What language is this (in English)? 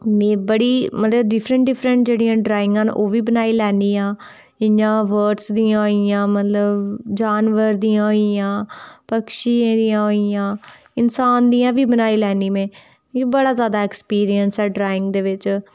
Dogri